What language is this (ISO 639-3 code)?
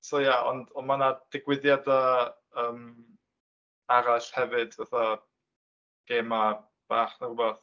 cym